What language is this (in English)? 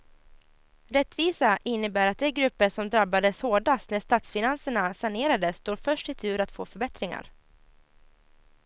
Swedish